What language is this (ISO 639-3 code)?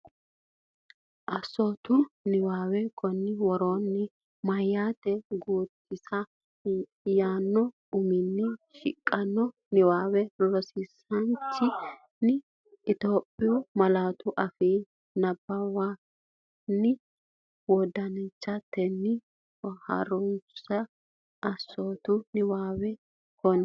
sid